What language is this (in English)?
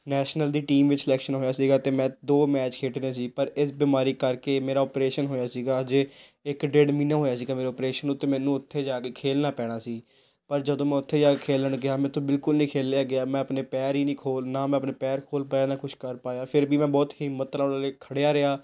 Punjabi